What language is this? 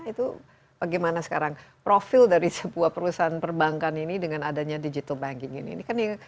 Indonesian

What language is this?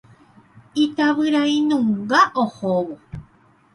Guarani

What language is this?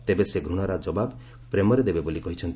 Odia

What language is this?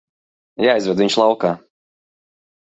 Latvian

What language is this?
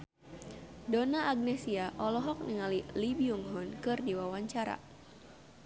Sundanese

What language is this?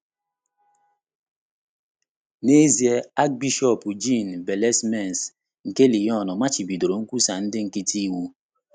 Igbo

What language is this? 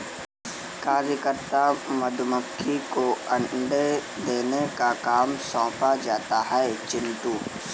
Hindi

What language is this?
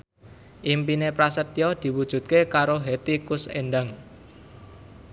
Javanese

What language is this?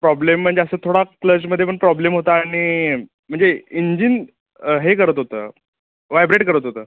Marathi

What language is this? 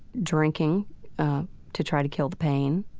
English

